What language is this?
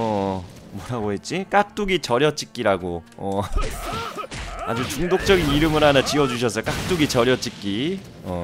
Korean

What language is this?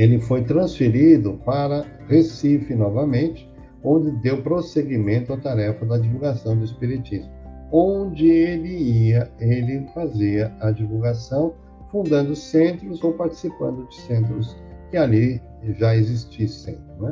Portuguese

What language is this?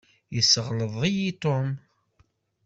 Kabyle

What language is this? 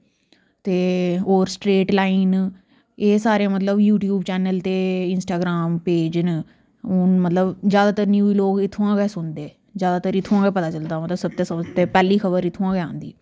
Dogri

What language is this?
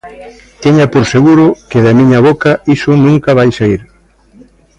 Galician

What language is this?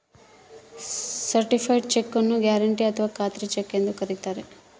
Kannada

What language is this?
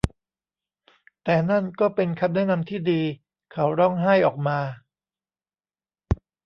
Thai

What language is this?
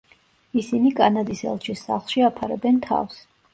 Georgian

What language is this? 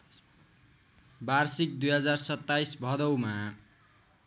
Nepali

